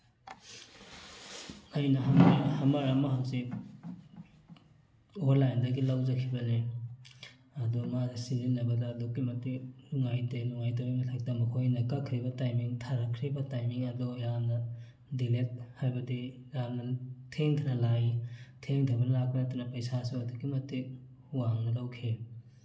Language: Manipuri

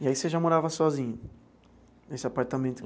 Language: Portuguese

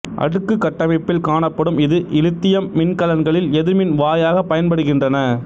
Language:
Tamil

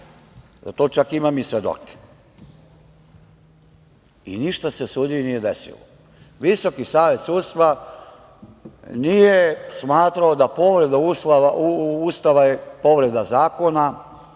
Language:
Serbian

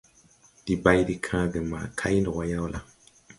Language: Tupuri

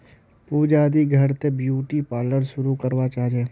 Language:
Magahi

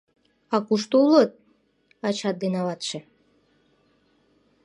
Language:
Mari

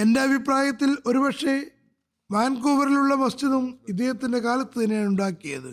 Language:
Malayalam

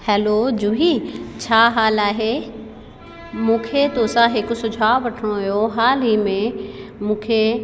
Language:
Sindhi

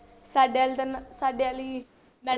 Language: Punjabi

